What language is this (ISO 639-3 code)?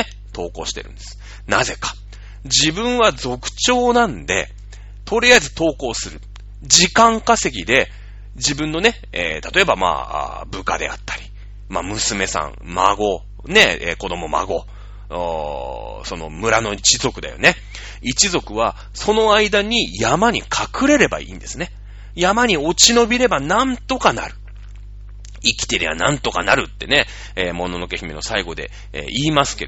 jpn